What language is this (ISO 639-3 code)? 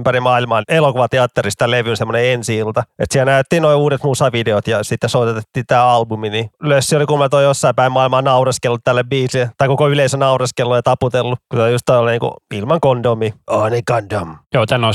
fin